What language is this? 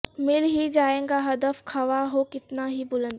Urdu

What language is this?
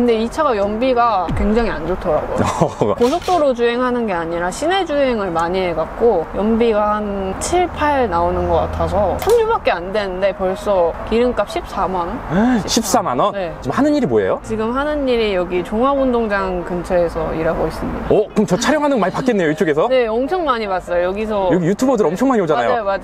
Korean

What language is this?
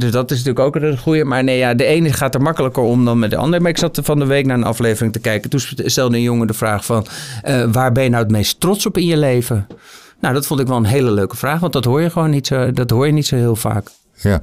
Dutch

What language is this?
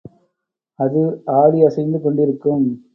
Tamil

